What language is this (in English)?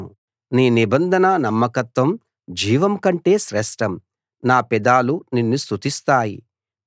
Telugu